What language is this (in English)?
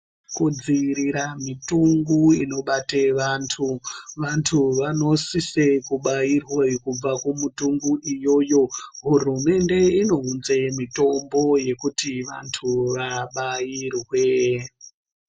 Ndau